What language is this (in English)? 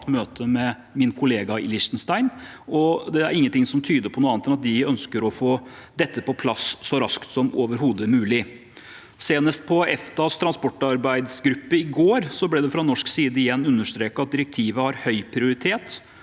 Norwegian